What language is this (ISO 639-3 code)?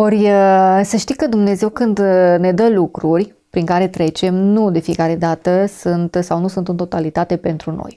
ron